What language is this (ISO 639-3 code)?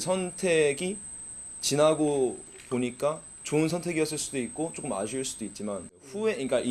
kor